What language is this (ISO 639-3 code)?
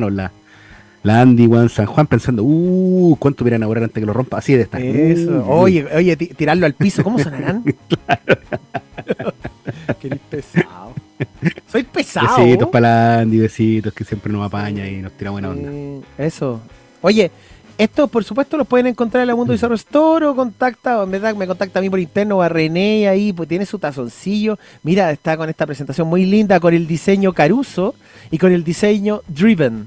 spa